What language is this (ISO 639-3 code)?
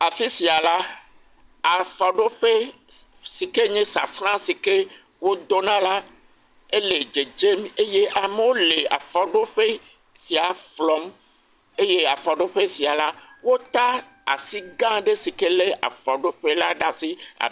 ewe